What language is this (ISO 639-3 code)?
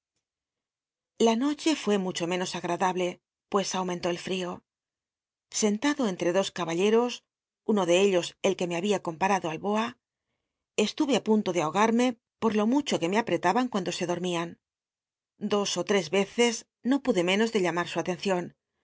spa